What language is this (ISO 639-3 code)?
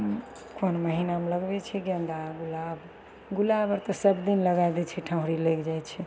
mai